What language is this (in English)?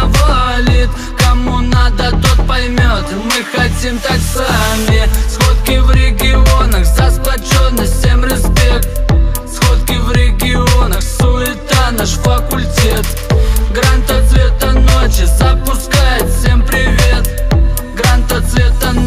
Turkish